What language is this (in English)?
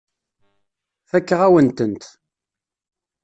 Kabyle